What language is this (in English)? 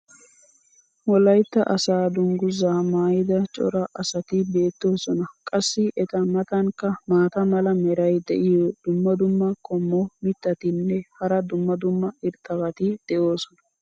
Wolaytta